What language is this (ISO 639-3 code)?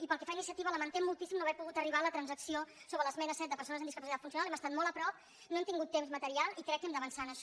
cat